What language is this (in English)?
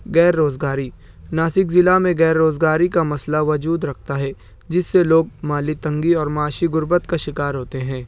Urdu